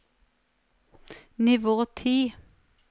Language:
Norwegian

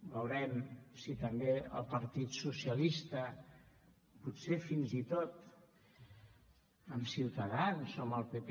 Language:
Catalan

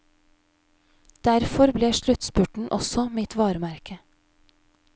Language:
Norwegian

